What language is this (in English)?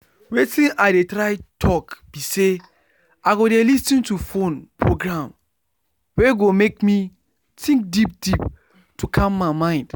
Nigerian Pidgin